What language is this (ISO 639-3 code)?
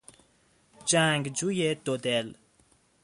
fas